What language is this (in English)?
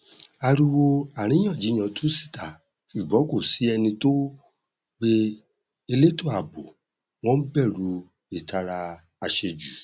Yoruba